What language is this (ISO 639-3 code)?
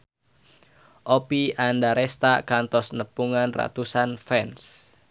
sun